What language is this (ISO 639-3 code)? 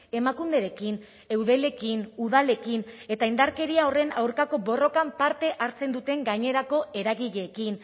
eus